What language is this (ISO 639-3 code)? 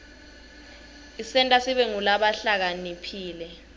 ssw